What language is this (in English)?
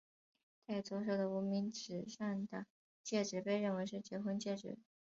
Chinese